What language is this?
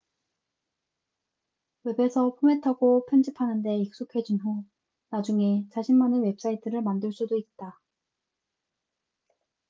Korean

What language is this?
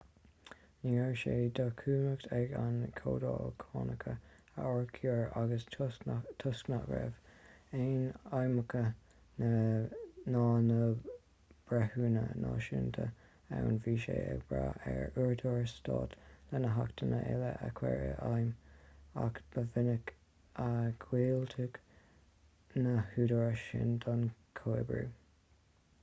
Irish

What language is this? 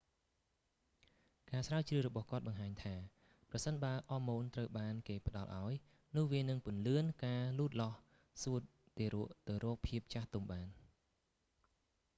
Khmer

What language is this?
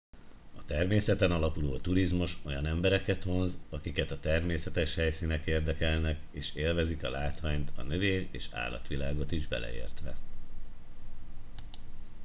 Hungarian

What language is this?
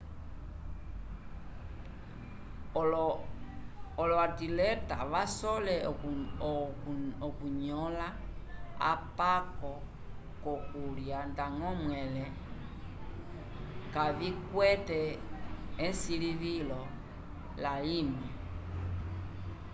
Umbundu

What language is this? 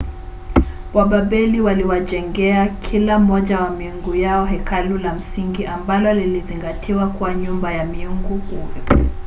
Swahili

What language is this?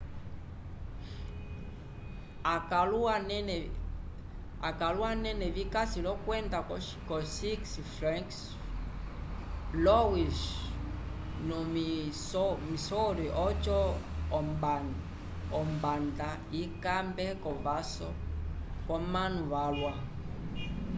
Umbundu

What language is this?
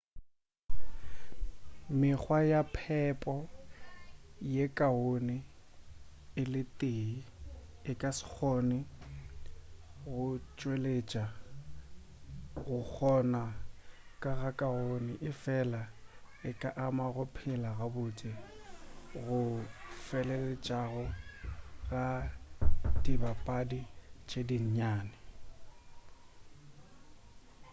Northern Sotho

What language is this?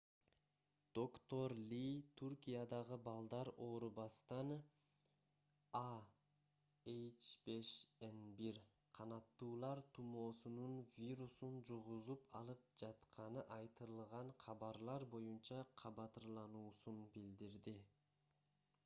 Kyrgyz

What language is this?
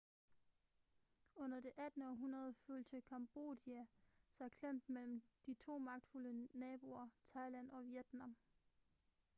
Danish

